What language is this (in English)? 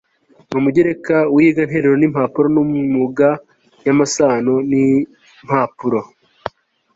Kinyarwanda